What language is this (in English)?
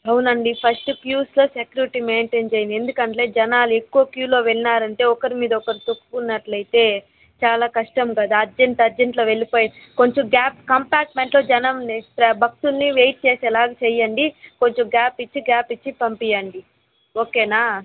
Telugu